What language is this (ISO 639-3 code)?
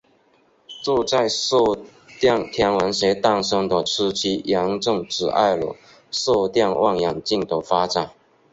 zho